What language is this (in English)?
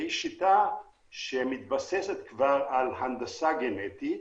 Hebrew